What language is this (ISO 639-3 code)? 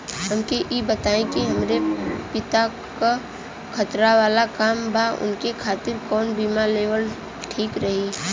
bho